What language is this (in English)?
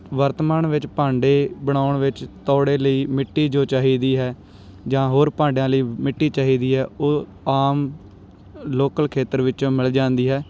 Punjabi